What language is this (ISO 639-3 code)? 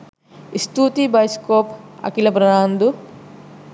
sin